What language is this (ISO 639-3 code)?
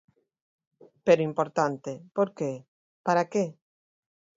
glg